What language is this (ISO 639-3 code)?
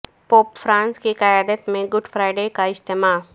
urd